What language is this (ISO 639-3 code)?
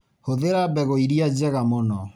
kik